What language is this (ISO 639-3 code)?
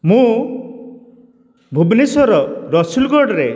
ori